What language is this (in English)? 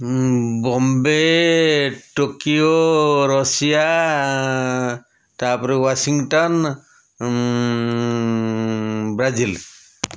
Odia